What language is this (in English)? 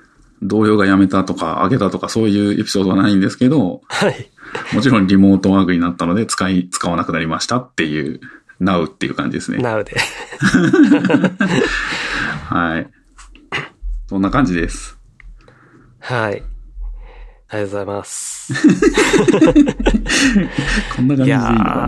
Japanese